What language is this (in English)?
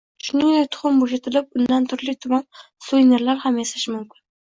Uzbek